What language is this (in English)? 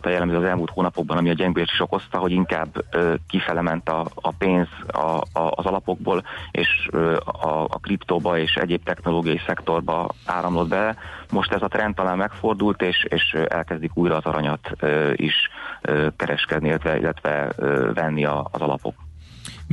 Hungarian